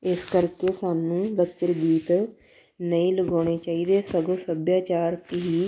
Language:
Punjabi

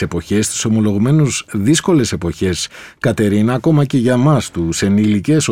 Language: Greek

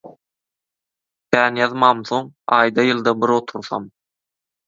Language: Turkmen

